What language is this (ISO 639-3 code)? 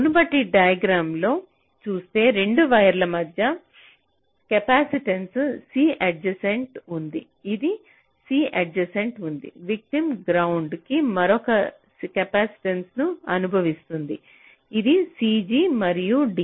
tel